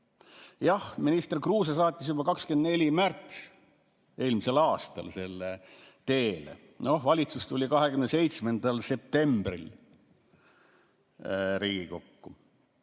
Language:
Estonian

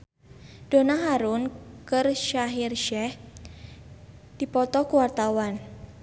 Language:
Sundanese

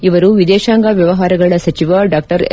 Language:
Kannada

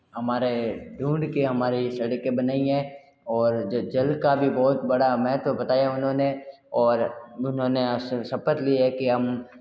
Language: Hindi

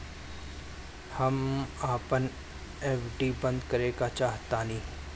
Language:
Bhojpuri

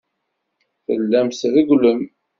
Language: Kabyle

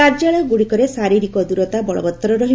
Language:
Odia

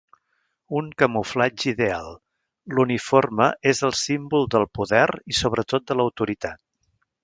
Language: Catalan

